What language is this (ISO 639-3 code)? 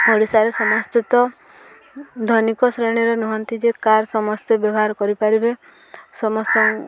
ori